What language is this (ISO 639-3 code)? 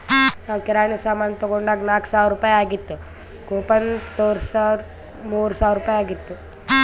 kan